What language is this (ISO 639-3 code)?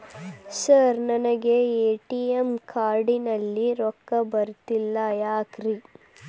kan